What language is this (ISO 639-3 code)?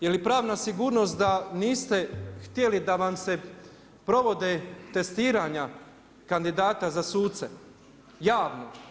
hrv